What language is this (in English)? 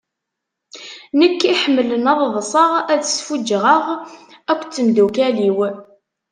Kabyle